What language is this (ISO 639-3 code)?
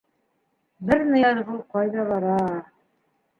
bak